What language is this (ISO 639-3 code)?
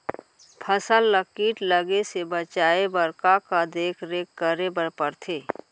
hne